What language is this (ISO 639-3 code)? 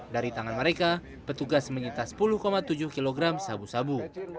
ind